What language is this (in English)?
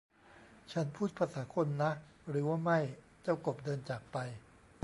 Thai